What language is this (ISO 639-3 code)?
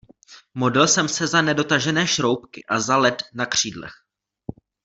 ces